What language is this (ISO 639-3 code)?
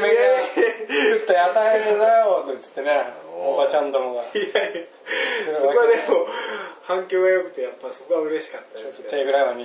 jpn